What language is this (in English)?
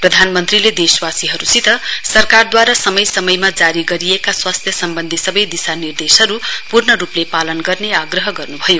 Nepali